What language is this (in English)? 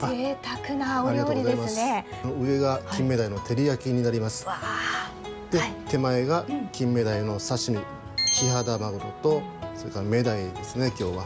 Japanese